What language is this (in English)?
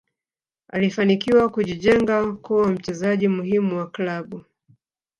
Swahili